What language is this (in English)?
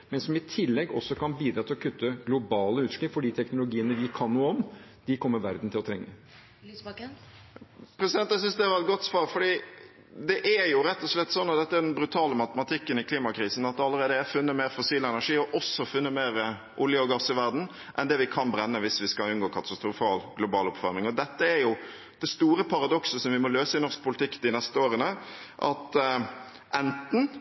Norwegian